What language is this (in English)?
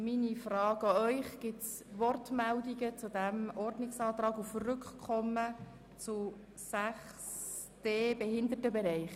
Swiss German